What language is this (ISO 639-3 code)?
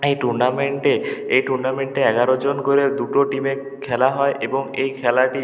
ben